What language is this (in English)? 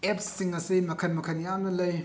Manipuri